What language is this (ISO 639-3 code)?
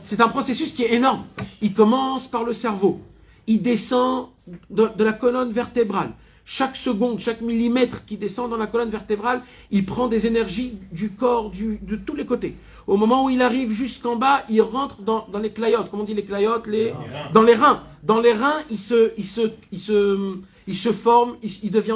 fra